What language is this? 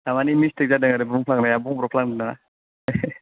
Bodo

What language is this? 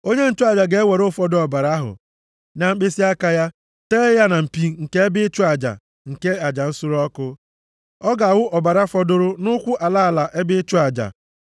Igbo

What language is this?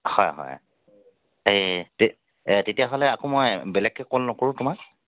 Assamese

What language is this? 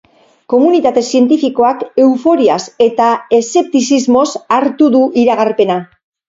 Basque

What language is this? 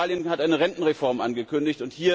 German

